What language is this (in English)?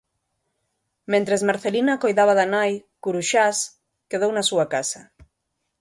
Galician